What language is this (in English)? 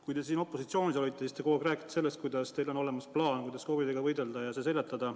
Estonian